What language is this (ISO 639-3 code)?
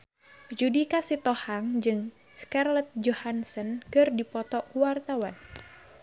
sun